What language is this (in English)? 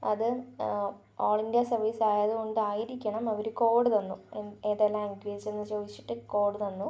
Malayalam